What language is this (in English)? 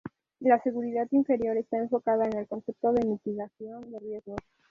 Spanish